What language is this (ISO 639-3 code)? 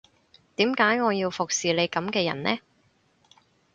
yue